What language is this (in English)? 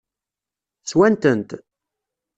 Kabyle